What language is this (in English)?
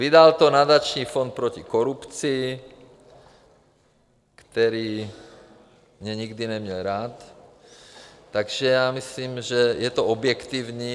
Czech